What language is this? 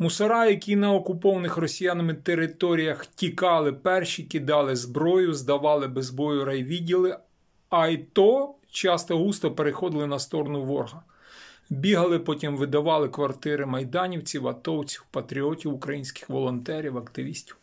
Ukrainian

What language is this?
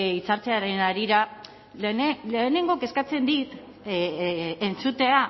Basque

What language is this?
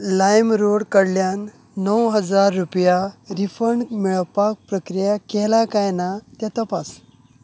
Konkani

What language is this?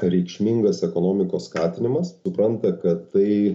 Lithuanian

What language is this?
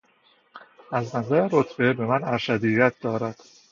Persian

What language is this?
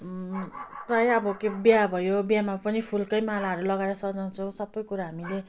Nepali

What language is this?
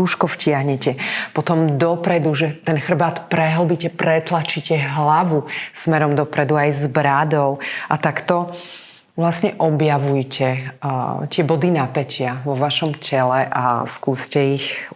Slovak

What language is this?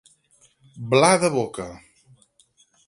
Catalan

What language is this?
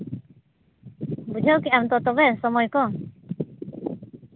Santali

